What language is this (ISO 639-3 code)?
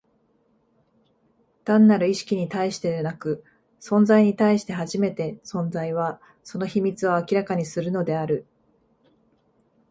jpn